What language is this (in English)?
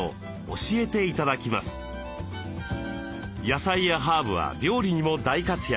Japanese